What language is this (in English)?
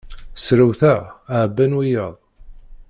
Kabyle